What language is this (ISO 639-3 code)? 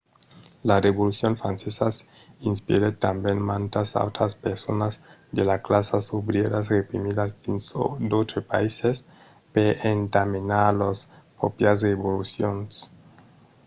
oci